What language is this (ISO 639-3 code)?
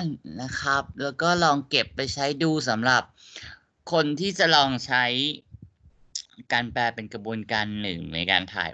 tha